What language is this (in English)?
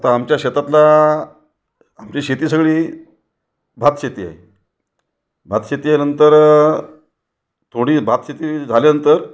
Marathi